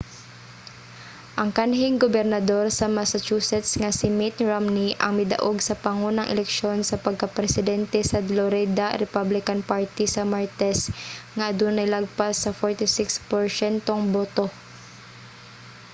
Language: Cebuano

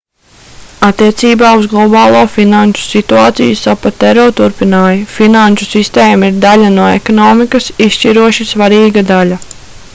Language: Latvian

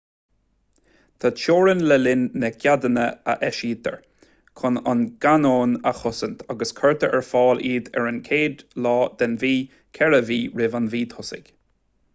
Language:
Irish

